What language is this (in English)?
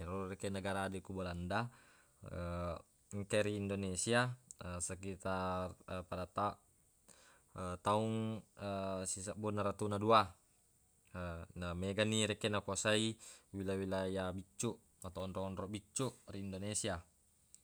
Buginese